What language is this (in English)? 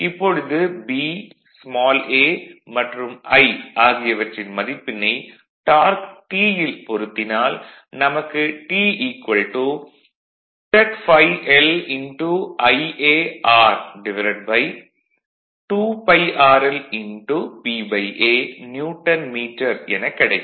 Tamil